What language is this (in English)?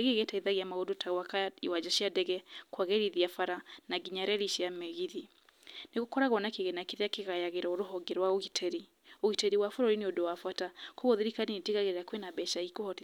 Kikuyu